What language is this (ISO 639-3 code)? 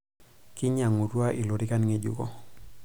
mas